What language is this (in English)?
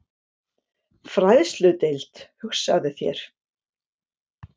Icelandic